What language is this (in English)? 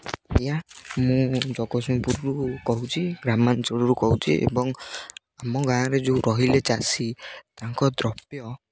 Odia